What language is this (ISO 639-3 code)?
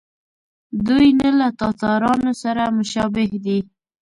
pus